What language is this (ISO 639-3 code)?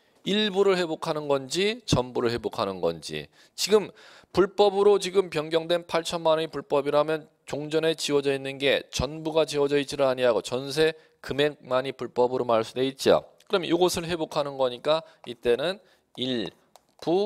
kor